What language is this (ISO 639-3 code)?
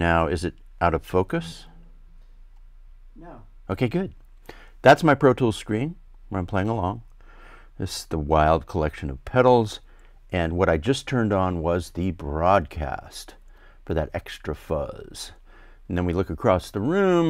eng